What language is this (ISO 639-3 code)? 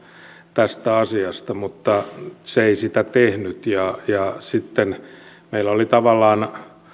fin